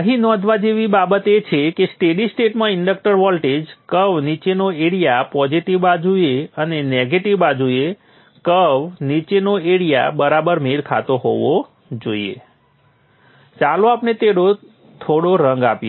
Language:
Gujarati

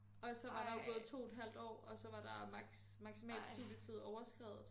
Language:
Danish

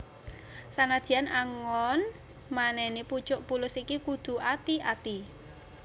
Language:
Javanese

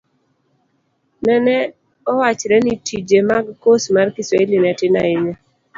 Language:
Luo (Kenya and Tanzania)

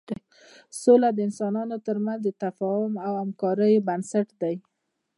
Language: Pashto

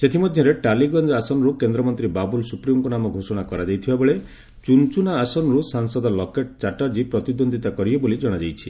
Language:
Odia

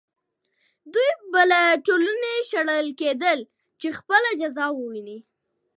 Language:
Pashto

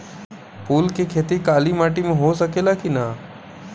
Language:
Bhojpuri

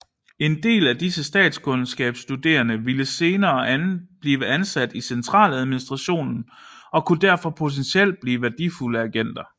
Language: Danish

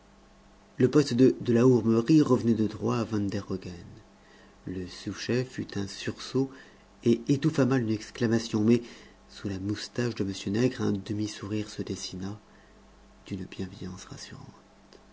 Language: French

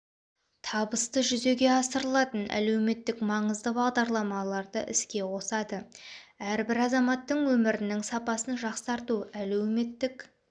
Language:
Kazakh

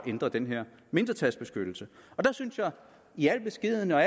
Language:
Danish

